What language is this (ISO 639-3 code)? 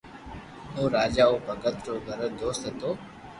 lrk